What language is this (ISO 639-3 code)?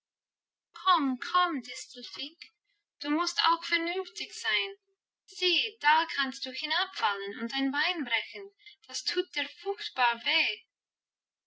deu